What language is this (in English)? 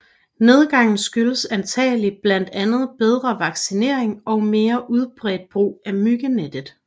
Danish